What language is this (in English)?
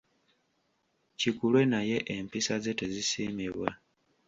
Ganda